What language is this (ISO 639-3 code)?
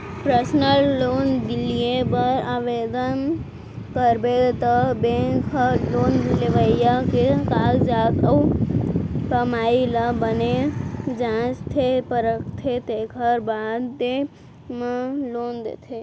hne